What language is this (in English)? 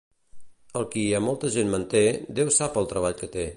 Catalan